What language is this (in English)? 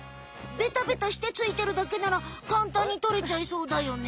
Japanese